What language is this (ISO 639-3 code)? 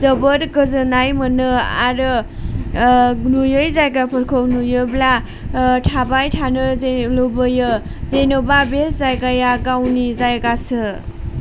brx